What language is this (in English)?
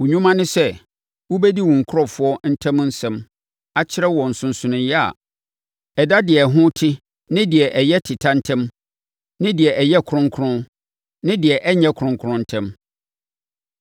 Akan